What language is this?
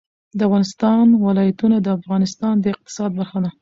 Pashto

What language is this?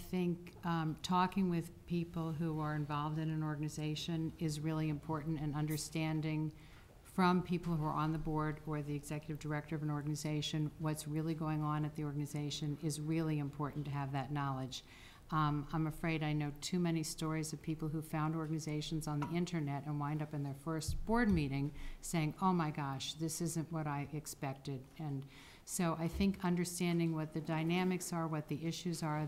English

